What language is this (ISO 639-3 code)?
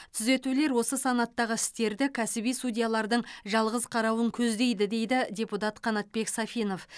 kaz